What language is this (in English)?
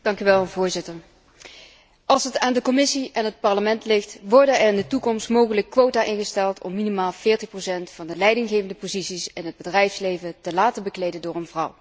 Dutch